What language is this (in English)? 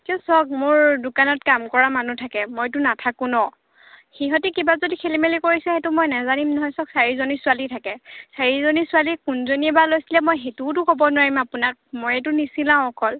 Assamese